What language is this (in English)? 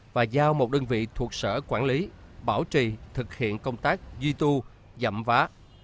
Vietnamese